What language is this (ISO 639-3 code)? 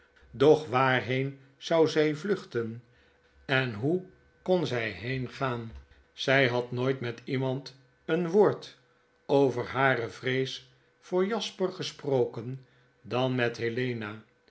nld